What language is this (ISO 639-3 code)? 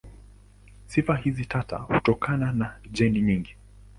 swa